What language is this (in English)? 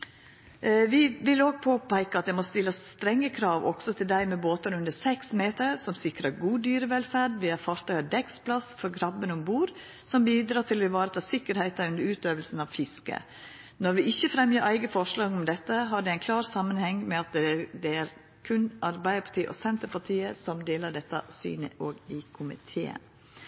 Norwegian Nynorsk